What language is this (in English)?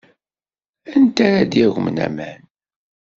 Kabyle